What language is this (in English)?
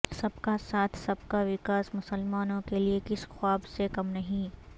Urdu